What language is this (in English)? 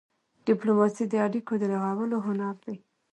Pashto